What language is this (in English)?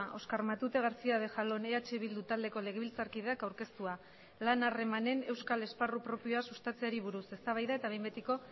Basque